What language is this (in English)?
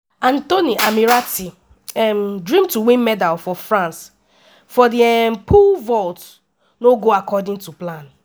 Nigerian Pidgin